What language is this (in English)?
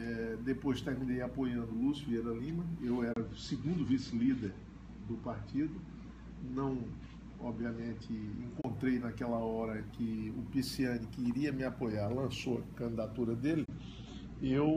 Portuguese